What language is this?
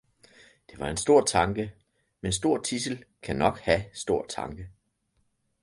Danish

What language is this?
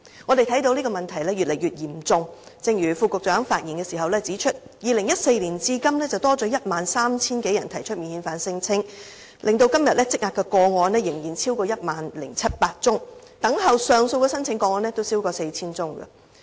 Cantonese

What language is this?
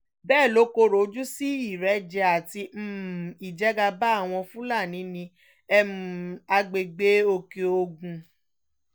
Yoruba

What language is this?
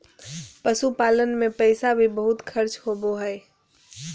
Magahi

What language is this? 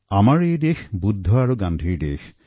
Assamese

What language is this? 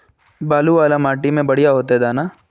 Magahi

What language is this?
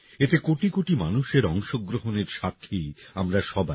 Bangla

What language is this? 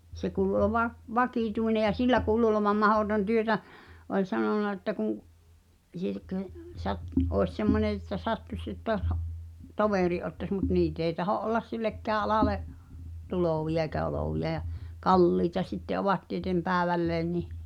Finnish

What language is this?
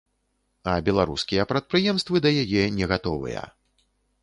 Belarusian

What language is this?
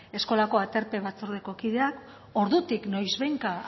Basque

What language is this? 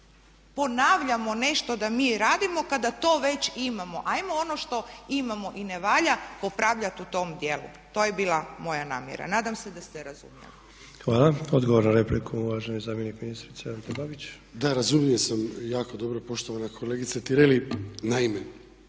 Croatian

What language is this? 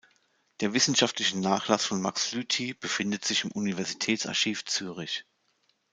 German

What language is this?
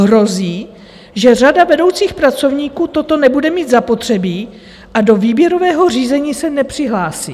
Czech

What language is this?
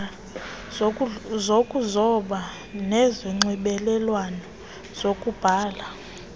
Xhosa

